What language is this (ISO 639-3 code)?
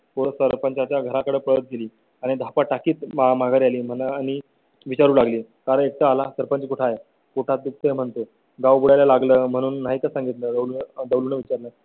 mar